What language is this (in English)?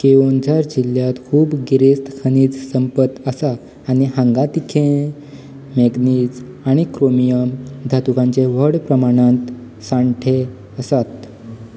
Konkani